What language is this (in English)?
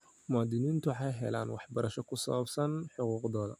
Somali